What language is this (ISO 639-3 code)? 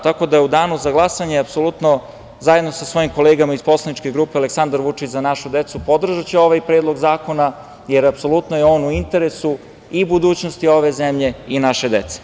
srp